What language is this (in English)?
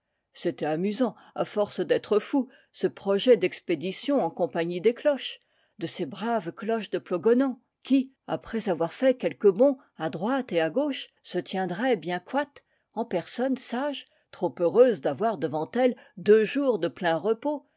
French